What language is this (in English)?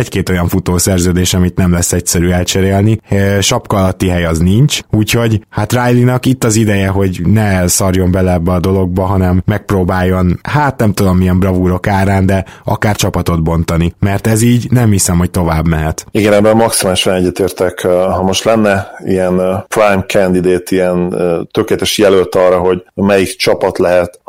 Hungarian